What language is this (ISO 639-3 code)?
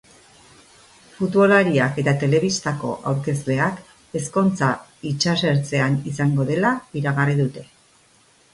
eus